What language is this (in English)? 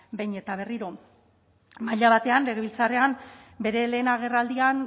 Basque